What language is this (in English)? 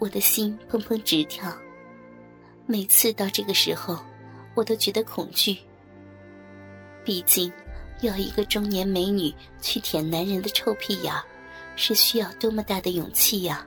Chinese